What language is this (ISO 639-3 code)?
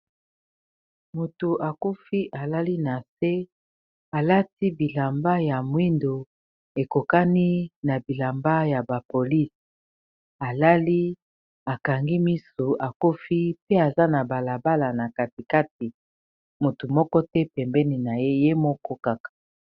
lin